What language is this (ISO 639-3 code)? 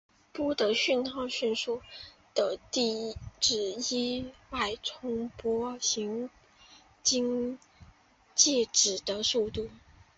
zho